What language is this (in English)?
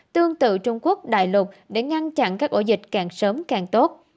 Vietnamese